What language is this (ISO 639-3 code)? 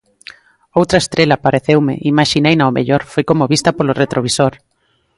glg